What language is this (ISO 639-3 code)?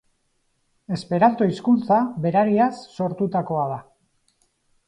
eus